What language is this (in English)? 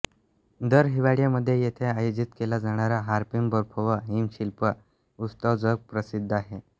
Marathi